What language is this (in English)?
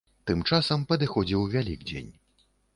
Belarusian